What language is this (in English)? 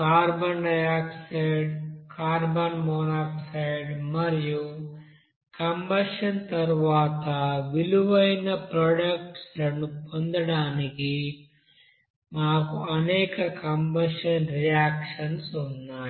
Telugu